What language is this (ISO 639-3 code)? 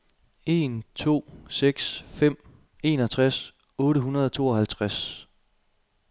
dan